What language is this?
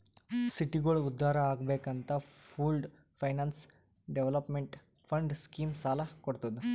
Kannada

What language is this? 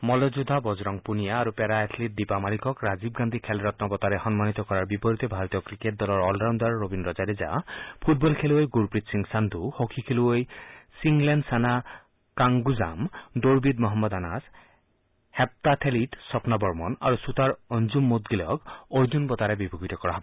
Assamese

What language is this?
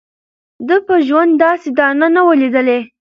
Pashto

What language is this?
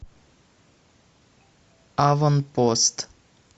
Russian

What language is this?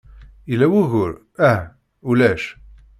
Kabyle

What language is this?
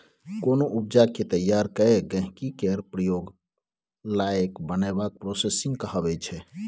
Maithili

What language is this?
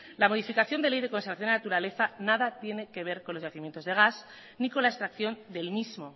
Spanish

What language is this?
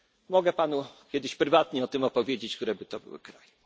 Polish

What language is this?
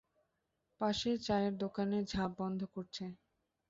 Bangla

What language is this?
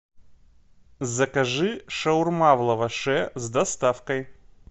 Russian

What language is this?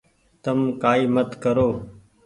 Goaria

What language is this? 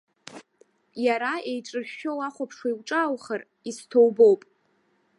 Abkhazian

